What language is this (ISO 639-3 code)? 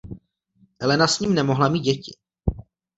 ces